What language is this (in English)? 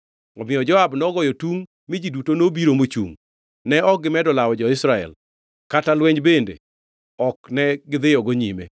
Luo (Kenya and Tanzania)